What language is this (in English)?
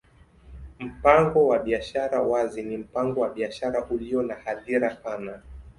Swahili